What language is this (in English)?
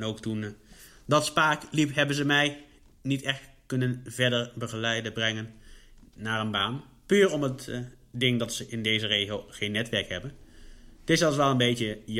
Dutch